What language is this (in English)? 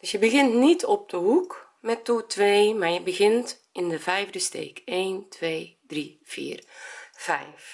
Dutch